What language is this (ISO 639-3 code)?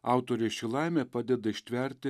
lit